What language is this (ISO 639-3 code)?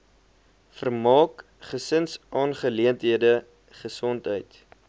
afr